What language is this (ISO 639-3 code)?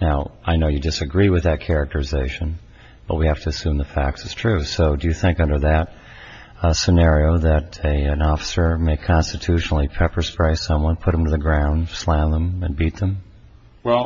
eng